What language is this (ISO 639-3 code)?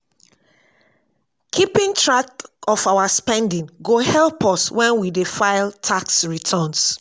pcm